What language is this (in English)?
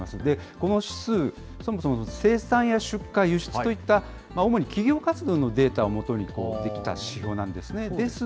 Japanese